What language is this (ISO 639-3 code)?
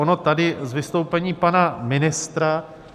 ces